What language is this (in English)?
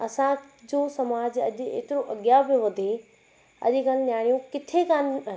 Sindhi